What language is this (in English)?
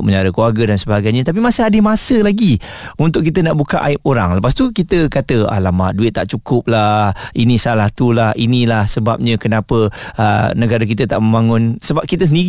Malay